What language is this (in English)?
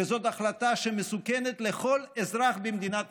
Hebrew